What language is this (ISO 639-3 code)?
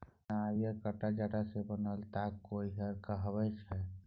mai